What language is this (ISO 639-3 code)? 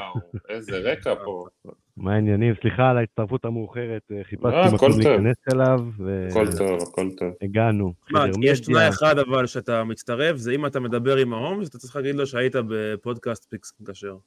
heb